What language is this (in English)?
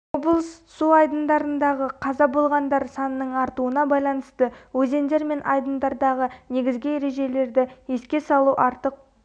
Kazakh